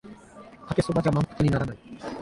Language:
Japanese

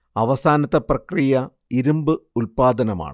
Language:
Malayalam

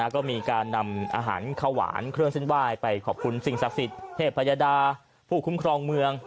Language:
Thai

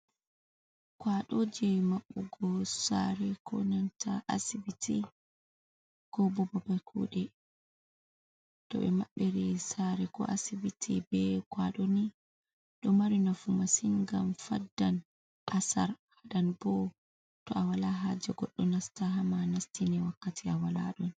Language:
Fula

